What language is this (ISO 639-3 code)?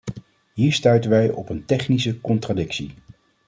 nld